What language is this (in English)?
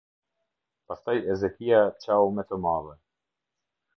Albanian